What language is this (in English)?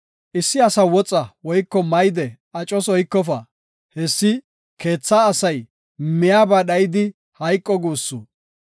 Gofa